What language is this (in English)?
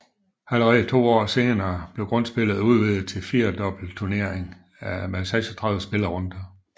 Danish